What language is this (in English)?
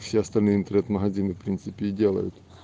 Russian